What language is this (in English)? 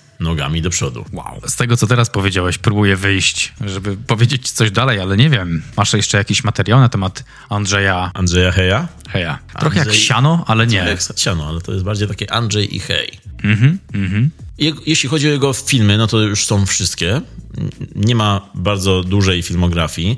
Polish